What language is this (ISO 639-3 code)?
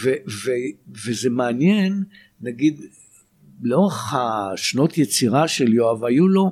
heb